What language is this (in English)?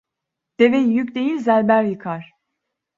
Turkish